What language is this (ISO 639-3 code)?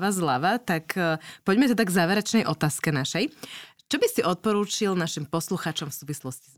slk